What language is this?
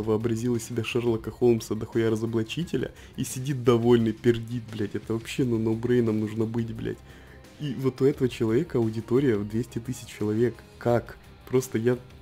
Russian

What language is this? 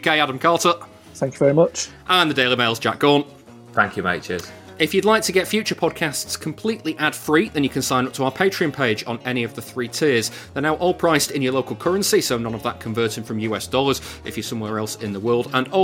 English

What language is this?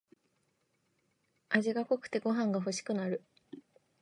Japanese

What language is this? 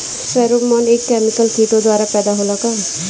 Bhojpuri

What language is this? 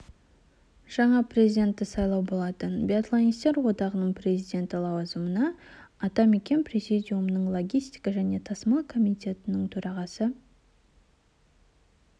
Kazakh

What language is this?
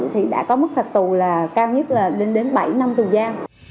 Vietnamese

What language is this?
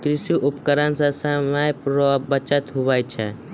Maithili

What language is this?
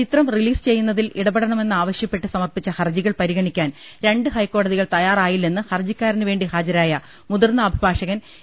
Malayalam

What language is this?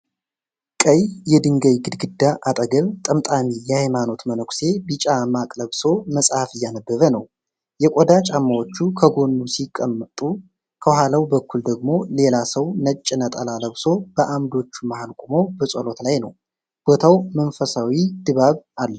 Amharic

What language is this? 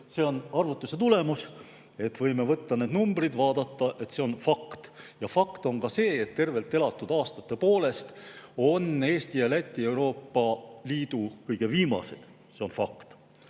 Estonian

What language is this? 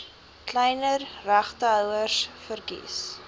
Afrikaans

